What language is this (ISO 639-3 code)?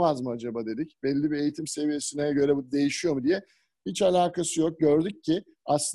tur